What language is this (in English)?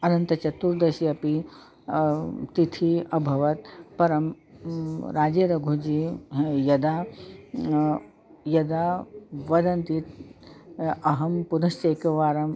Sanskrit